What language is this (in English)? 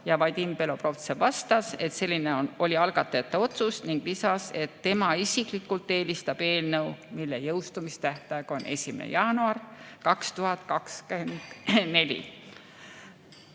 Estonian